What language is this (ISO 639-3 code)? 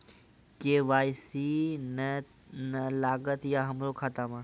mai